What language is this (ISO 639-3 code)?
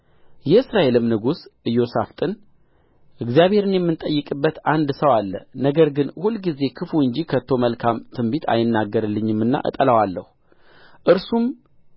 amh